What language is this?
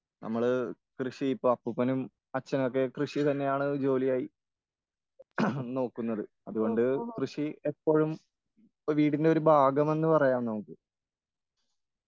Malayalam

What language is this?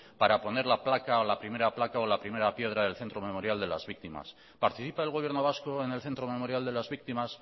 Spanish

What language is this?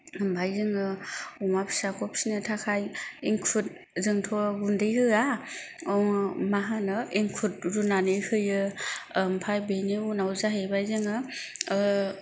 Bodo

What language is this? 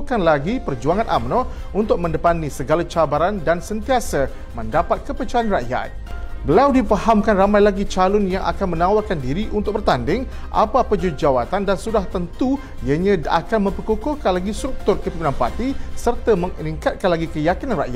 Malay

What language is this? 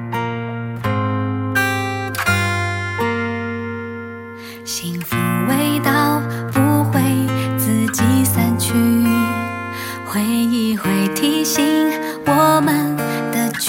Chinese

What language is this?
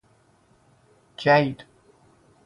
Persian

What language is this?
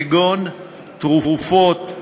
Hebrew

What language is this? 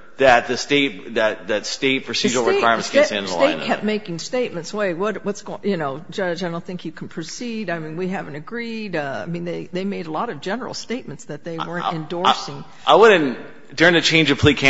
English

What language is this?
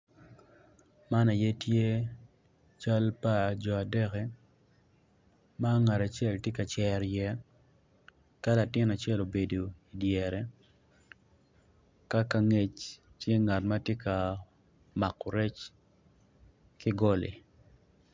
Acoli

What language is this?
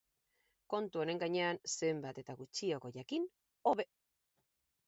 Basque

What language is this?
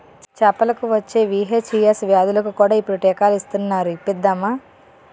Telugu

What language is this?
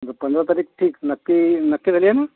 Marathi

